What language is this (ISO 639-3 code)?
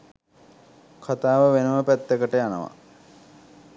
sin